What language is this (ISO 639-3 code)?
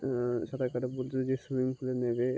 ben